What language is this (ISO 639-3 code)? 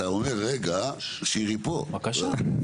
heb